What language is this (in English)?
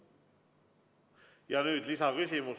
Estonian